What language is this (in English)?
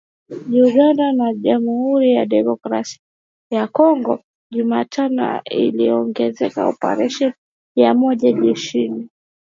Swahili